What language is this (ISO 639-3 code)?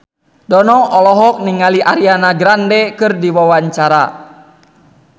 sun